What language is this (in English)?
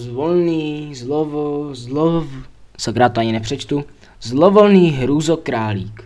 Czech